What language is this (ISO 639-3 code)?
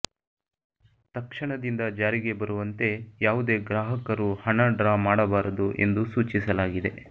kan